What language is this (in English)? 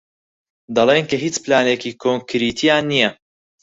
Central Kurdish